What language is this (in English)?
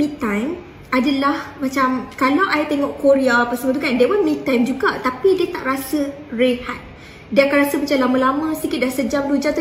Malay